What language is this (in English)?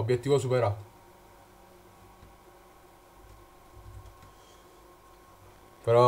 Italian